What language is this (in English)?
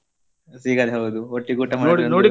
Kannada